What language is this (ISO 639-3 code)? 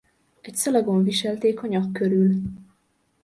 hun